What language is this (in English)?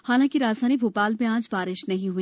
Hindi